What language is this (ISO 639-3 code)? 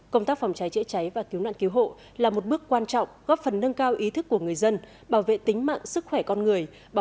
vie